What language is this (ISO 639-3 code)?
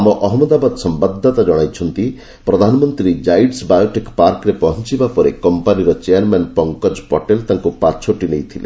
ori